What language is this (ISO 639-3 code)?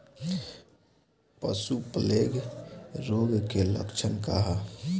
bho